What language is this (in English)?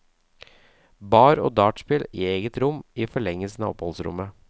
Norwegian